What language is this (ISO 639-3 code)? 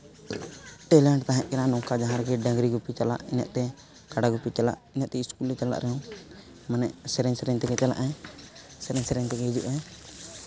sat